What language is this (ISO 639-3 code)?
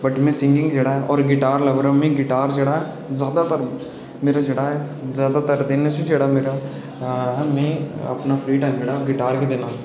doi